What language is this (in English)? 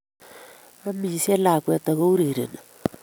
Kalenjin